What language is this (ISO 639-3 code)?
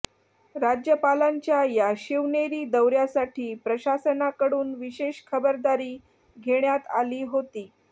mar